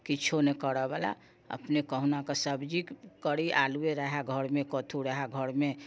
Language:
Maithili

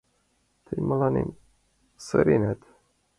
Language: Mari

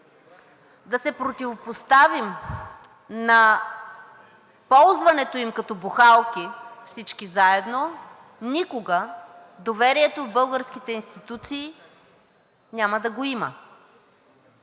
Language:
Bulgarian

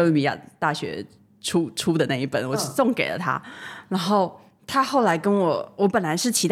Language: Chinese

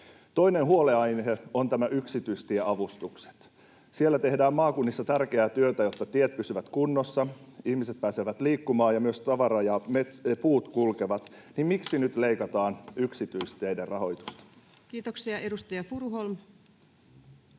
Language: Finnish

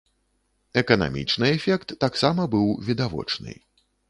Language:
Belarusian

